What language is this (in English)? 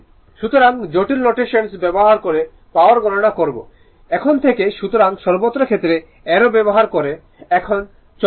Bangla